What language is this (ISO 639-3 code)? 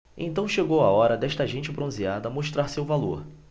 por